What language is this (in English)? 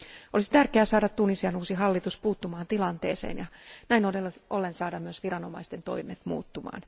Finnish